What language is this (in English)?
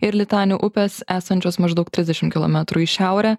Lithuanian